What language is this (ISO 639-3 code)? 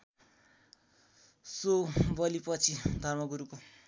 nep